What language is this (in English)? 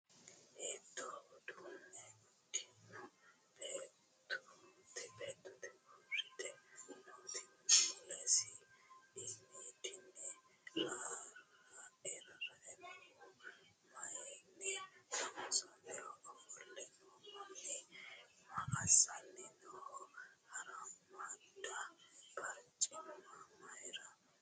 Sidamo